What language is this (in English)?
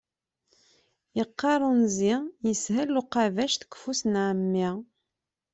Kabyle